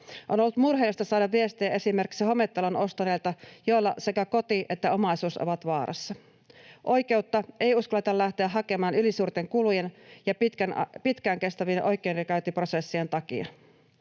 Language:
Finnish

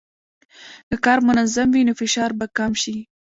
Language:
Pashto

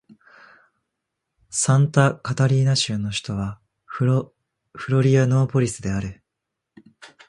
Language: Japanese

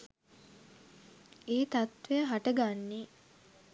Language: Sinhala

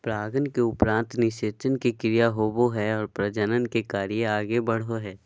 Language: Magahi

